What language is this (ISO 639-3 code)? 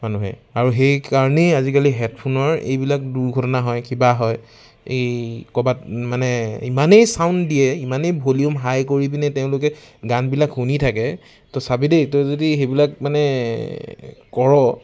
asm